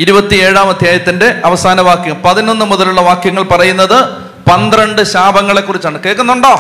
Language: Malayalam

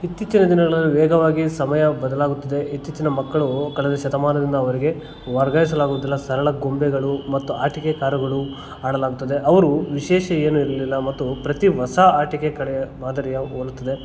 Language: Kannada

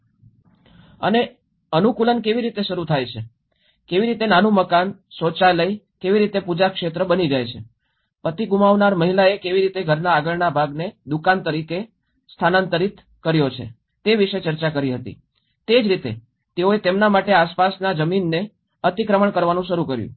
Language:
Gujarati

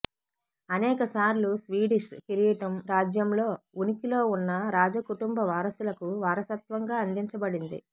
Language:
Telugu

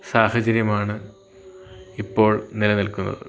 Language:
Malayalam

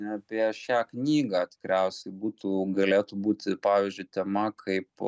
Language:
Lithuanian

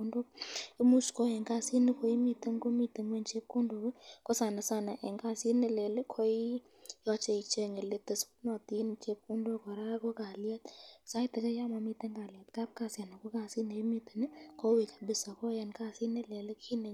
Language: Kalenjin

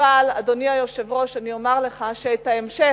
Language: Hebrew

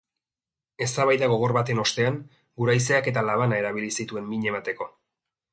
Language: Basque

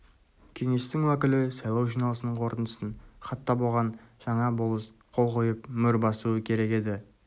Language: Kazakh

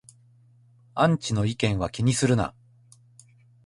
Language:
Japanese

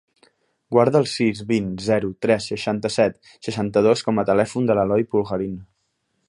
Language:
Catalan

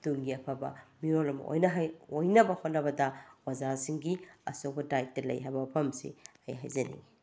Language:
Manipuri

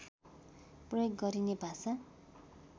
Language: Nepali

